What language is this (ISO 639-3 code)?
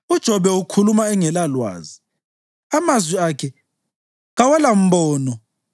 nde